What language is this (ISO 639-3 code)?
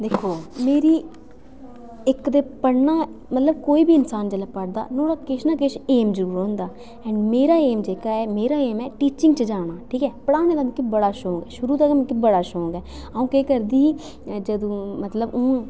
doi